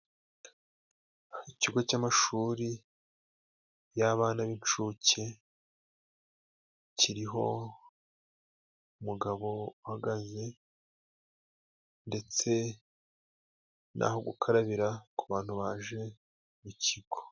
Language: Kinyarwanda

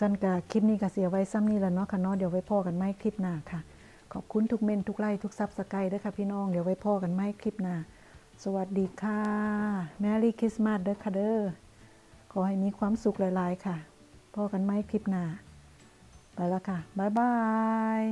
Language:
Thai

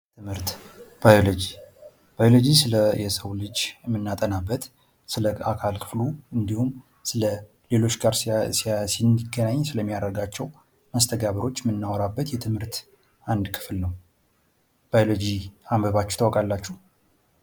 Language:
Amharic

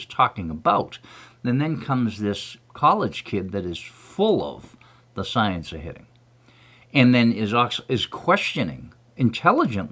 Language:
English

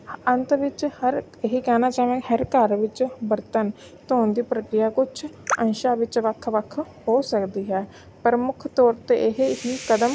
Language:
Punjabi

